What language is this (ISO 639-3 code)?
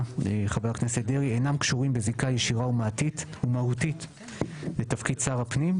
heb